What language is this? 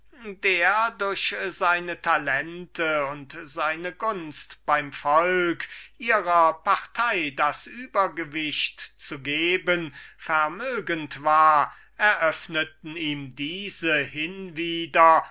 German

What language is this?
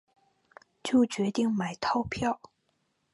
Chinese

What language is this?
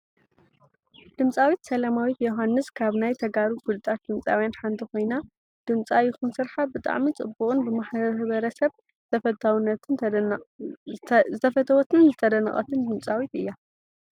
Tigrinya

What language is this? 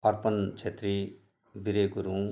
Nepali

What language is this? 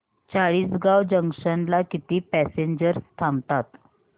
Marathi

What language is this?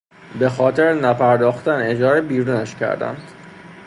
Persian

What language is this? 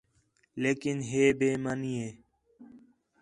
Khetrani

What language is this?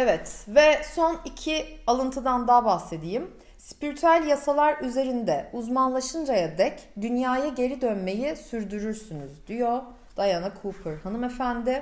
Turkish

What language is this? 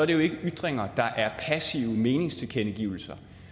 Danish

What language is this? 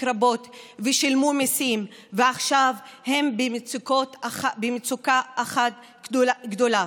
Hebrew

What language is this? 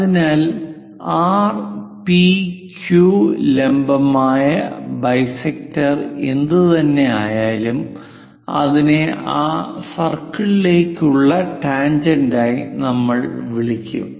Malayalam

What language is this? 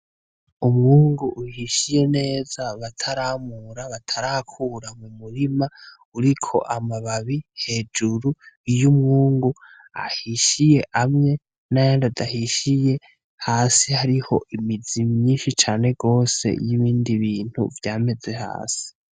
Rundi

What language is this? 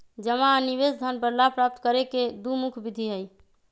Magahi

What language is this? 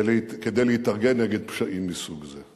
Hebrew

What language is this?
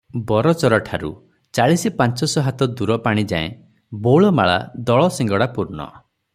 Odia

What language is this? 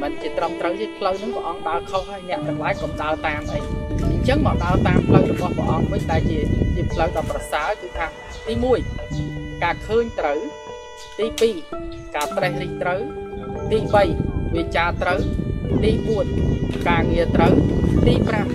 Vietnamese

